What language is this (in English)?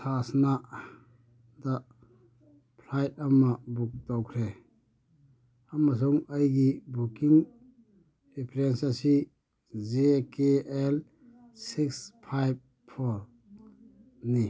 Manipuri